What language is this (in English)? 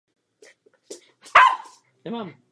Czech